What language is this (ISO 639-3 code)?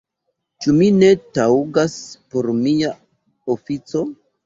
epo